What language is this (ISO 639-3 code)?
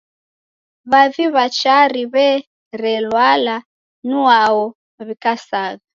dav